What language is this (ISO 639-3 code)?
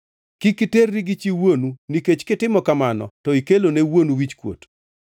luo